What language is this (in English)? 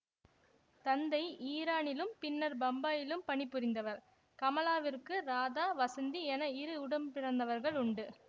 Tamil